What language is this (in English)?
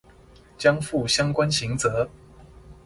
Chinese